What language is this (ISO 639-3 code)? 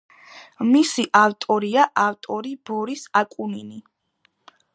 kat